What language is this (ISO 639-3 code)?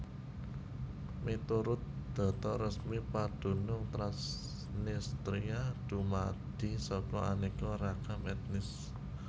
jav